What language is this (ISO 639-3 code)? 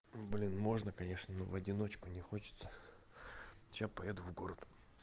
rus